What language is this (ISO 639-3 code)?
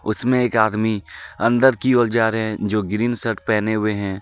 hin